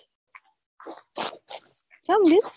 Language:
Gujarati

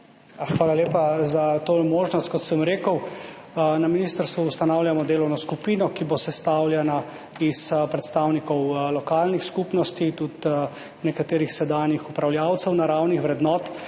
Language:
Slovenian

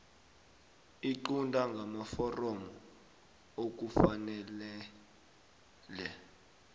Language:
South Ndebele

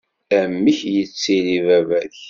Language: Kabyle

